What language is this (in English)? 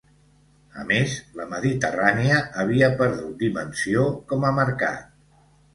Catalan